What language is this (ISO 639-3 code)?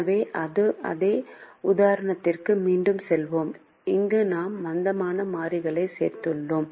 tam